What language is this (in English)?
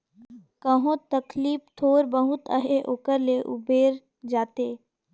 Chhattisgarhi